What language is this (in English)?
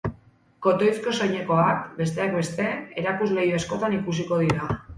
Basque